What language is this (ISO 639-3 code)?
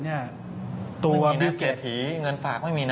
tha